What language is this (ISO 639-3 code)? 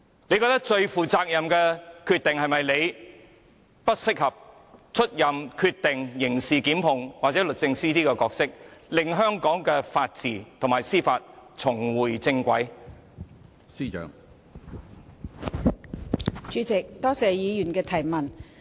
yue